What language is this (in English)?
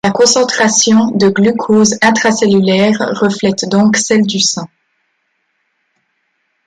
French